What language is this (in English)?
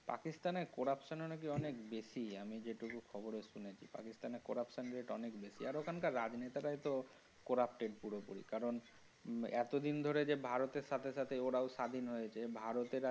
Bangla